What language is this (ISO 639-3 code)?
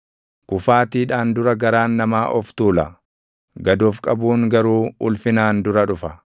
orm